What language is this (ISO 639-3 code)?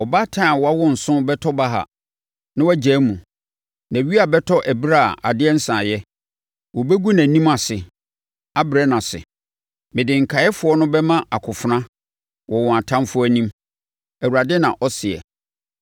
aka